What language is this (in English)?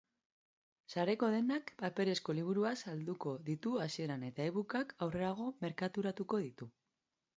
Basque